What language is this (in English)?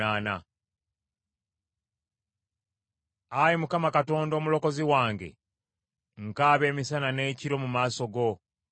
Ganda